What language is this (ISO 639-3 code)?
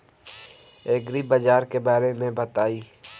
bho